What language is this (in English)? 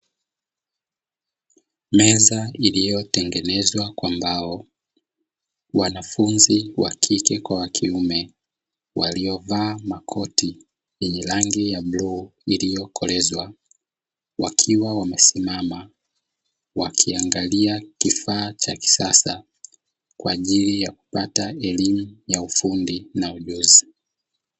Swahili